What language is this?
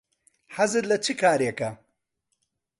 Central Kurdish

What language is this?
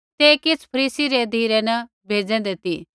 Kullu Pahari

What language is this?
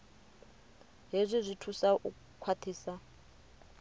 Venda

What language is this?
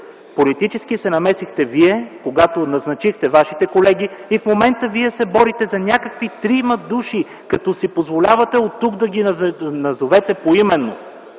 Bulgarian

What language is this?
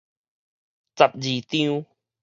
Min Nan Chinese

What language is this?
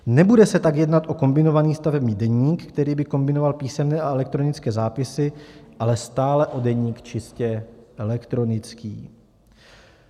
Czech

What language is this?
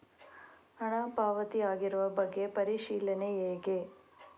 Kannada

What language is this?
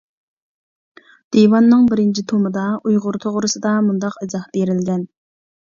Uyghur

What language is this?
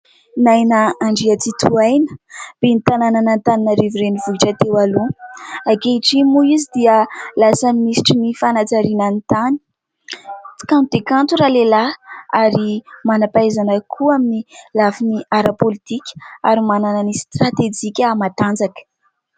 Malagasy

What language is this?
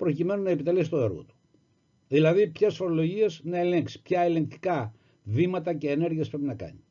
Greek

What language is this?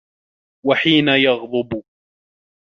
Arabic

